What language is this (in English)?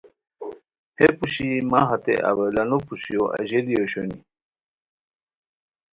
Khowar